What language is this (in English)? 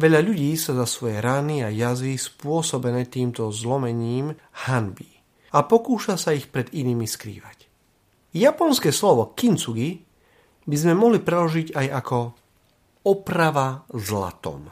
Slovak